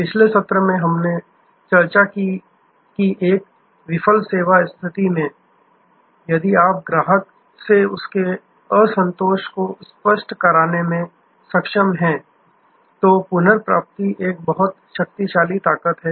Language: Hindi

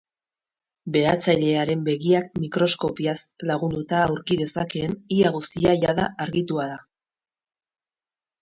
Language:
Basque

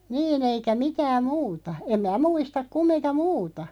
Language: Finnish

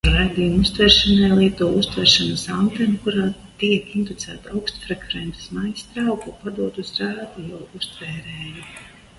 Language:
Latvian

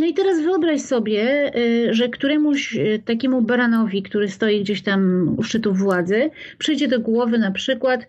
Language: Polish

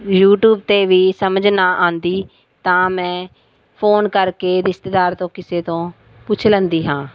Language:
Punjabi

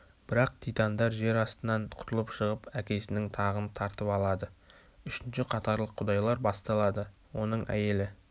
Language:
Kazakh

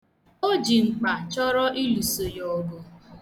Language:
Igbo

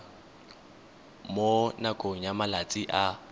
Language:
Tswana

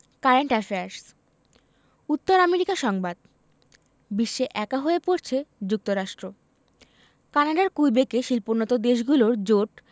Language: Bangla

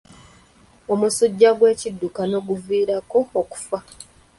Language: Ganda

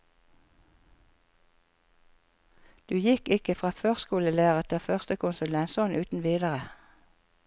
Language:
Norwegian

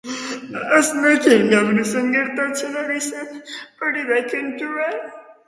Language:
Basque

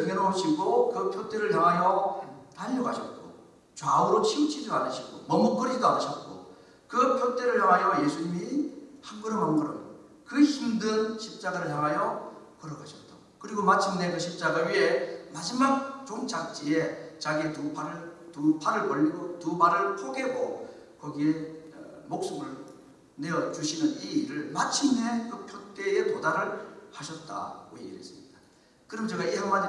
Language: Korean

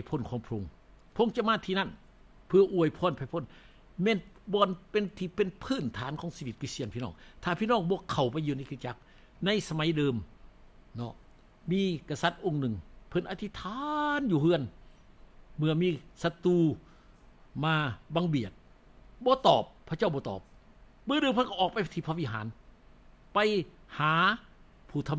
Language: Thai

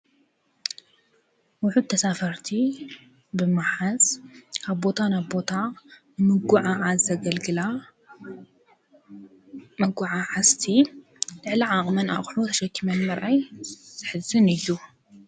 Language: Tigrinya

